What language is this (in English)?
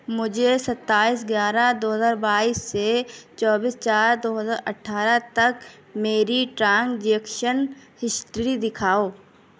Urdu